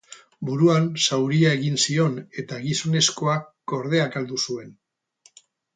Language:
Basque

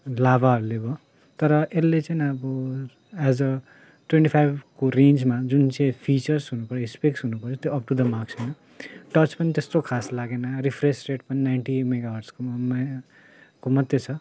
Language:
Nepali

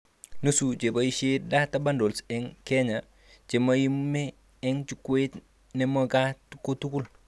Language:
Kalenjin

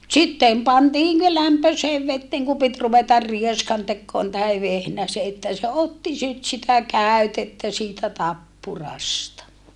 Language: Finnish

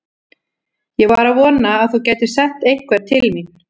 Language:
Icelandic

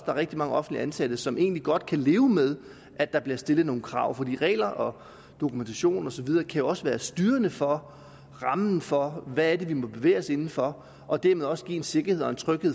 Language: Danish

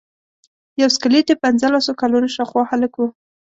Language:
Pashto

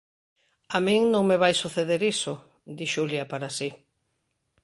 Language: Galician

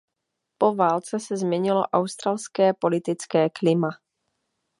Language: Czech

